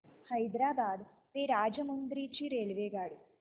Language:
Marathi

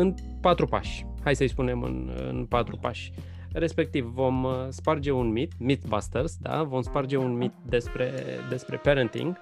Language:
Romanian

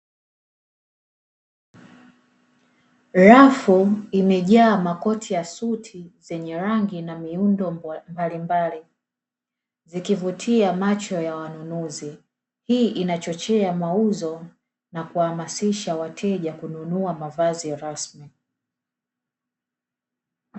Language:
Swahili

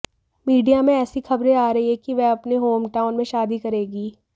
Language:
Hindi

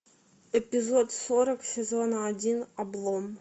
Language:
Russian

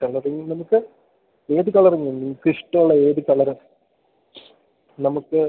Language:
Malayalam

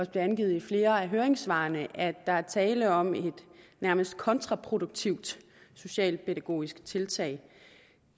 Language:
Danish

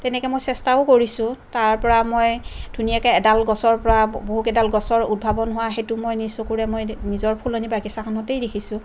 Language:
Assamese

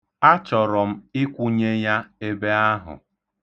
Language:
Igbo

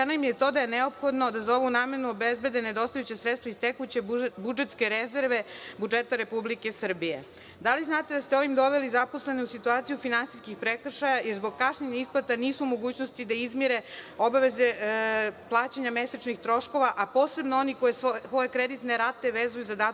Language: Serbian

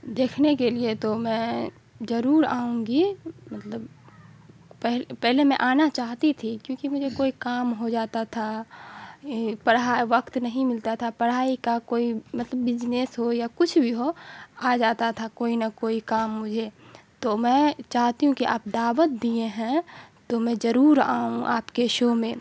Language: Urdu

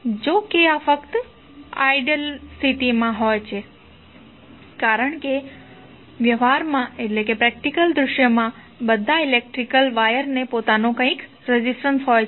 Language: Gujarati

